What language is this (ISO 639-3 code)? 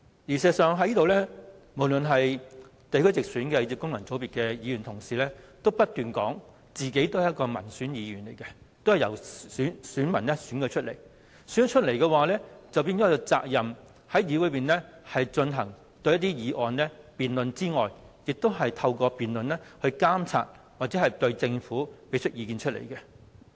yue